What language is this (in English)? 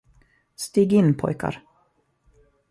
Swedish